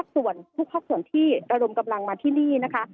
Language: Thai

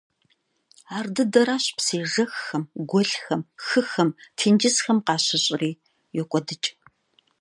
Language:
Kabardian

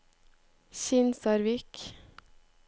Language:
Norwegian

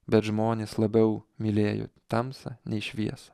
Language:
Lithuanian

